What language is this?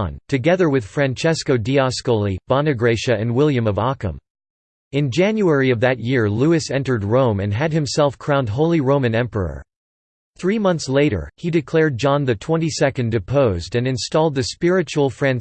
English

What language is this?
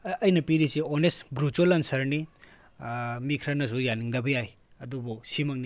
Manipuri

